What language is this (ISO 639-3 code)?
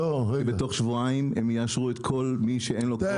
heb